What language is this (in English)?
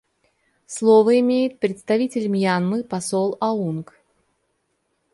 Russian